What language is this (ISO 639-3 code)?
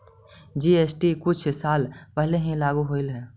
mag